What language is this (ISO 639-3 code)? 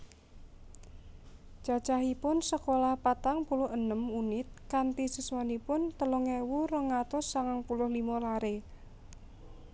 jav